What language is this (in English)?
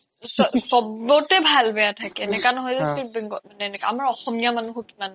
Assamese